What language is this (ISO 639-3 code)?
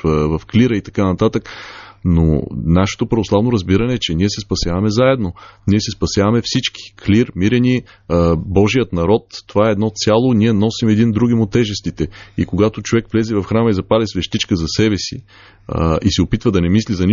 bul